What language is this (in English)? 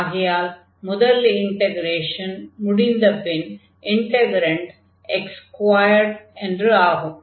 Tamil